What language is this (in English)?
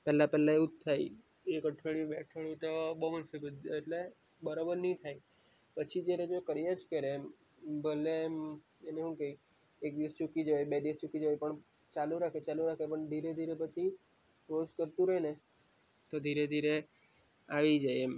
Gujarati